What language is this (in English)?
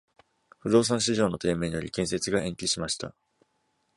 Japanese